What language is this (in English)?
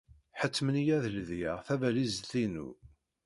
Kabyle